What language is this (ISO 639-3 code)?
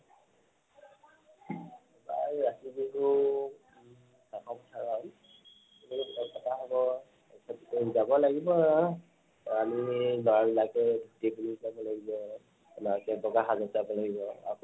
asm